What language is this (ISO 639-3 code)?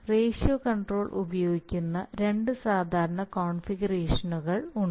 mal